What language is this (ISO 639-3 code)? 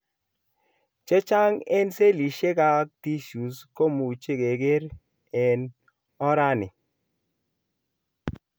kln